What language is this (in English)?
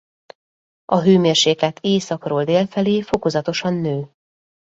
Hungarian